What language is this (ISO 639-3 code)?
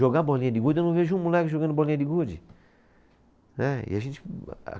por